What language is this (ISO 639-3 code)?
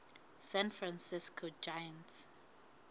sot